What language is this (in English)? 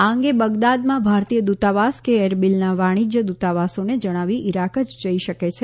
Gujarati